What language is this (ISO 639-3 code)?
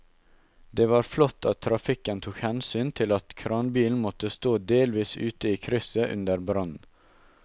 nor